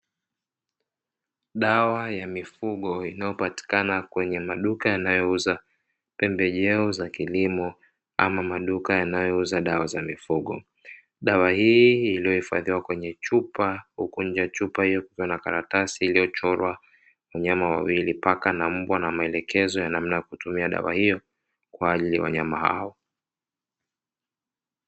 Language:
Swahili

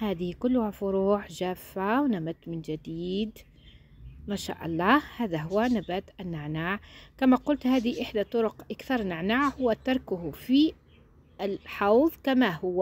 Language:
Arabic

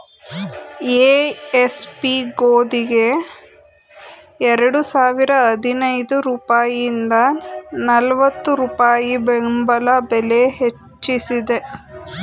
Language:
Kannada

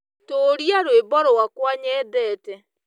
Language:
Kikuyu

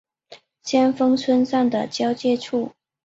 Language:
Chinese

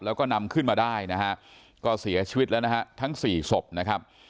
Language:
Thai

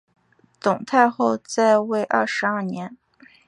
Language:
Chinese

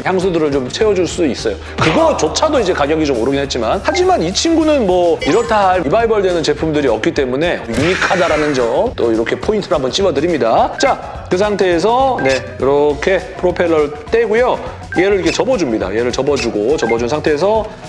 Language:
Korean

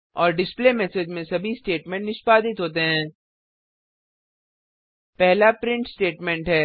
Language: Hindi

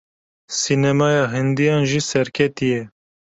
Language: Kurdish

